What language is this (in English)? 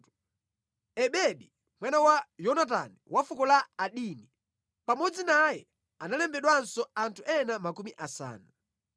Nyanja